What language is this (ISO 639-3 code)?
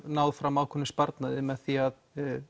isl